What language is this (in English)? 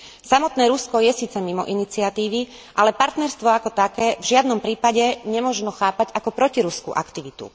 Slovak